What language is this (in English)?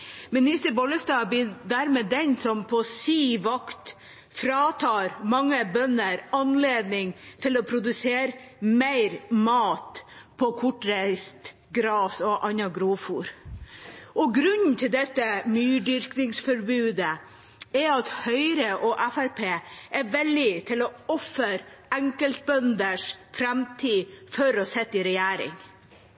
Norwegian Bokmål